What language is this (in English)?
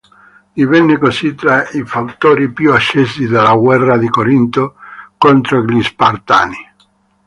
Italian